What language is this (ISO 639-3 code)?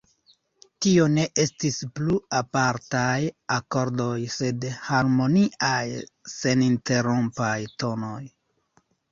epo